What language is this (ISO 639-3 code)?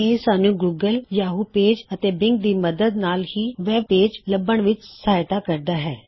pan